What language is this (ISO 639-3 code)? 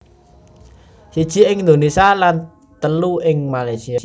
jav